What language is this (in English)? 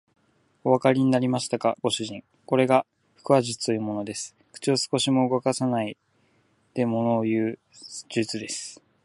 Japanese